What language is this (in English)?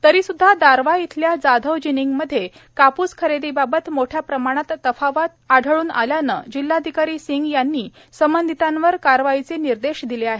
Marathi